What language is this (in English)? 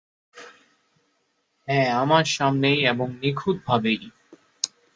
Bangla